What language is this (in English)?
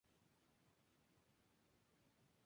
Spanish